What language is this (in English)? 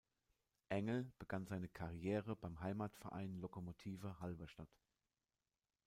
German